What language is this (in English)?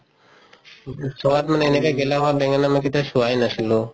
Assamese